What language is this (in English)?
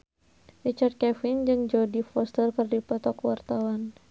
Sundanese